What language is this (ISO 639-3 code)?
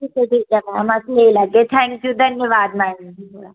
doi